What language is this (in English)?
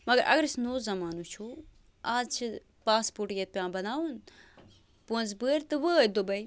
Kashmiri